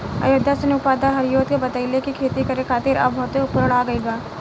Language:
Bhojpuri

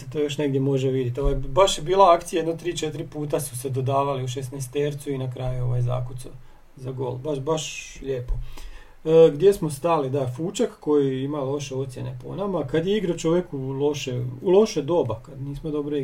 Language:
Croatian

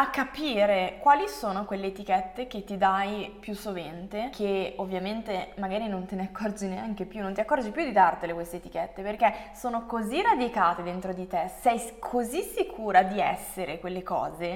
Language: Italian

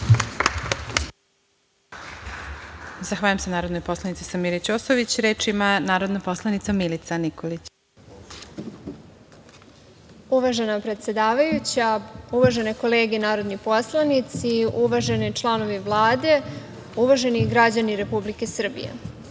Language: Serbian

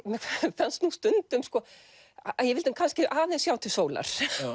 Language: Icelandic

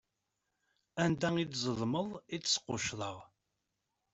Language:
Kabyle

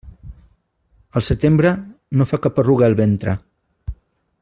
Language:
Catalan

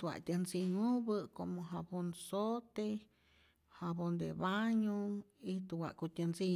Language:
Rayón Zoque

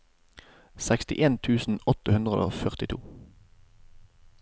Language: Norwegian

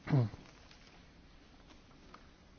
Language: German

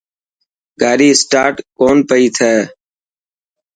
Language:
Dhatki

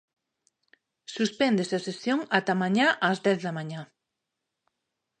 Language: Galician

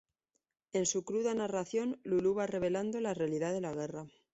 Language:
Spanish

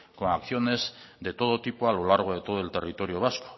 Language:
Spanish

